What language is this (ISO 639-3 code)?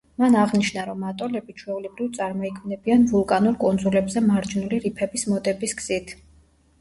kat